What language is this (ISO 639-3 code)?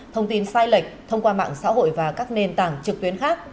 vie